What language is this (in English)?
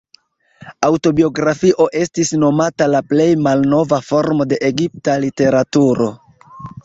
Esperanto